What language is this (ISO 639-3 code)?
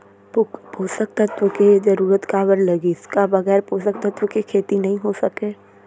hne